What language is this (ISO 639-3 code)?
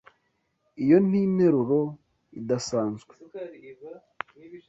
kin